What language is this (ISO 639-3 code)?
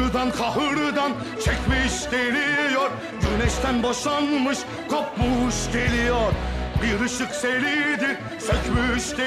tur